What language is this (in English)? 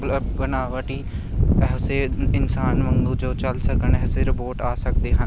Punjabi